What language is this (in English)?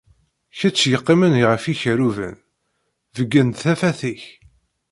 Kabyle